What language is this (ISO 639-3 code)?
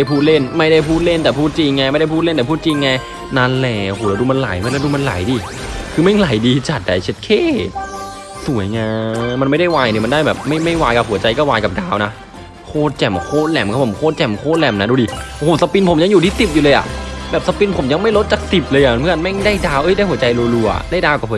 tha